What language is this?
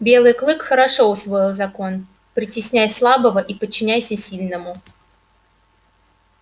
Russian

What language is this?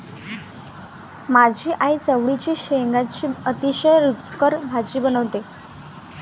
Marathi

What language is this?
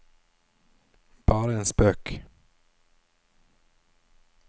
Norwegian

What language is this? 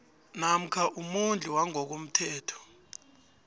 South Ndebele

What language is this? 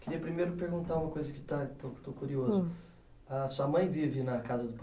Portuguese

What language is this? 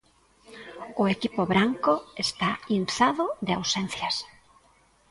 Galician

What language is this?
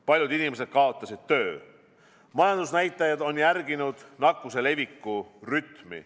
Estonian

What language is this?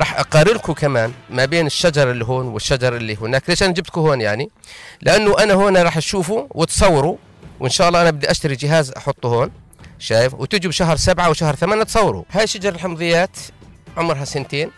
Arabic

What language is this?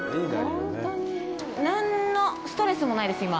Japanese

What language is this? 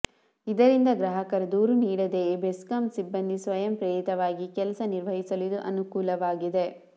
Kannada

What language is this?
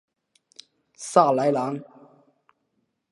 Chinese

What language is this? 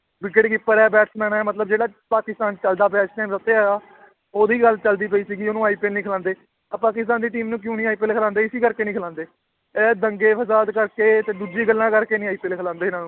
Punjabi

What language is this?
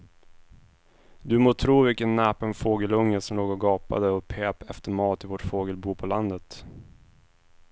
Swedish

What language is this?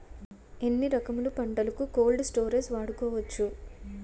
Telugu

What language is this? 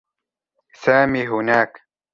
Arabic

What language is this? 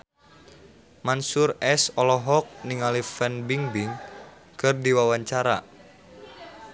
Sundanese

